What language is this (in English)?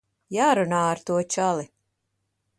Latvian